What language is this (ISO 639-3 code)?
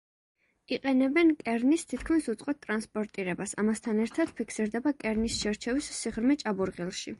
kat